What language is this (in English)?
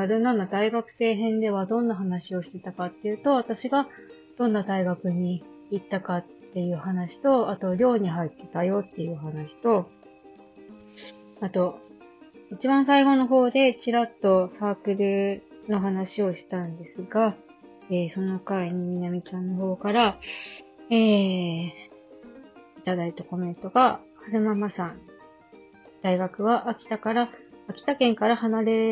Japanese